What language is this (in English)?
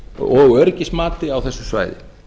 Icelandic